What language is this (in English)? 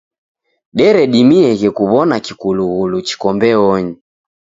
Taita